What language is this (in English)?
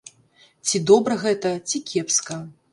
Belarusian